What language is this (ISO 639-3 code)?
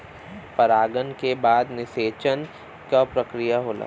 bho